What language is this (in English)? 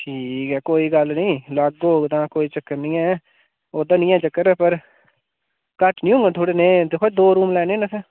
Dogri